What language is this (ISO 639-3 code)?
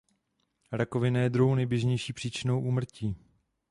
ces